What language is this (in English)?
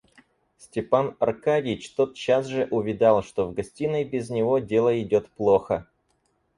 Russian